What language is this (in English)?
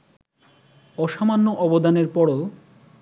Bangla